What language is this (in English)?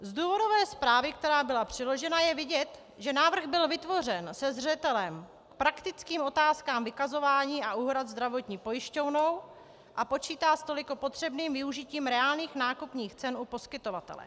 Czech